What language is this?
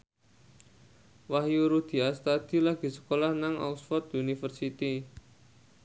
Javanese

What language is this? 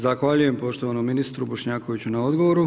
Croatian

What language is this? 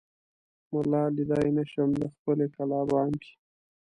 Pashto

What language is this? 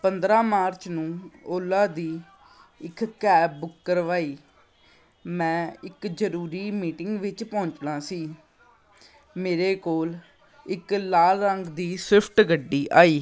Punjabi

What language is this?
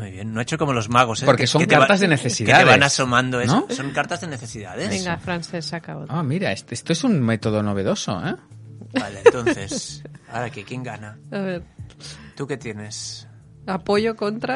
Spanish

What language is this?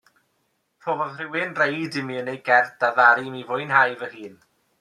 Welsh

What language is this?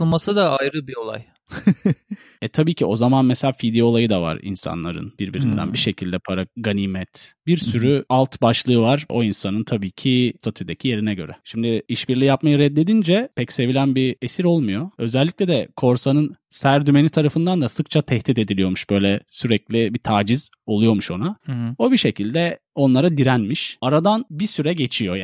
Turkish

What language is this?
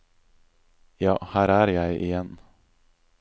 Norwegian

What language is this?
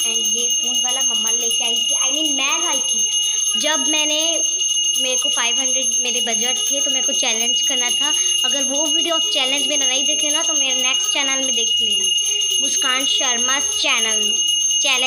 Hindi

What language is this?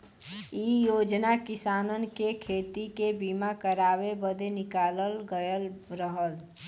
Bhojpuri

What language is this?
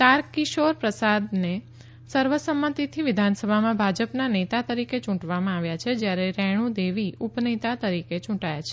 Gujarati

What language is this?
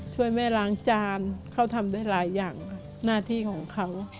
Thai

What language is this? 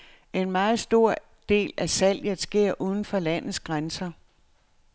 Danish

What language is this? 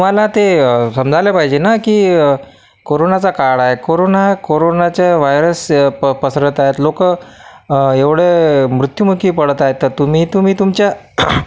Marathi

